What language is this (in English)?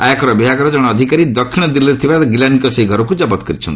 Odia